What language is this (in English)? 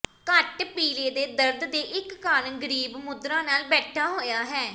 Punjabi